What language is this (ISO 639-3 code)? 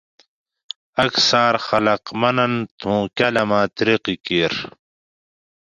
gwc